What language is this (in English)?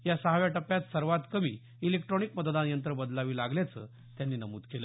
Marathi